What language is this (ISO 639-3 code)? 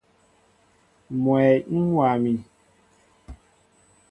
mbo